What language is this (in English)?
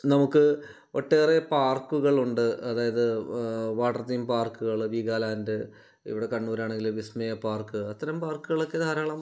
Malayalam